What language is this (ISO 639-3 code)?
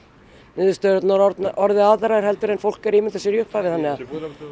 isl